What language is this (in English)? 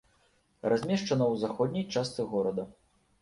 Belarusian